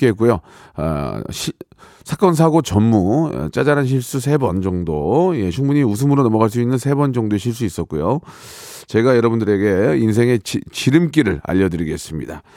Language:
Korean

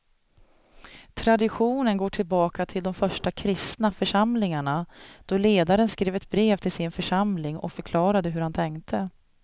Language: Swedish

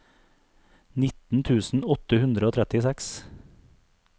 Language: Norwegian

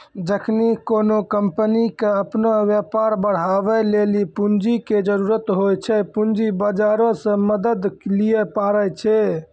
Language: Maithili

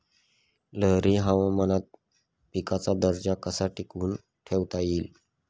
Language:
Marathi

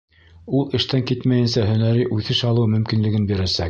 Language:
Bashkir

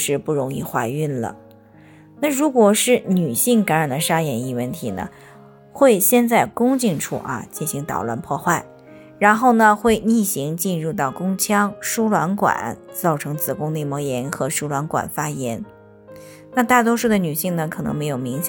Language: Chinese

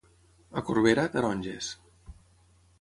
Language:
Catalan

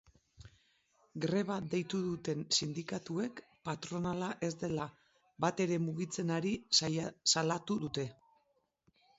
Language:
Basque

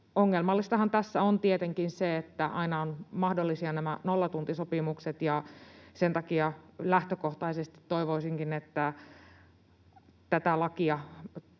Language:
Finnish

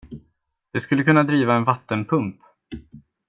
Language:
Swedish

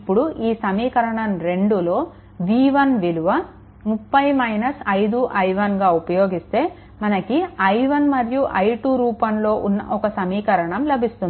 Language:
Telugu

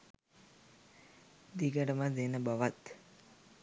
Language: Sinhala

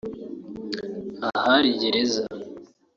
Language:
Kinyarwanda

